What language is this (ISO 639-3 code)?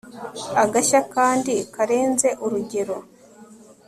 kin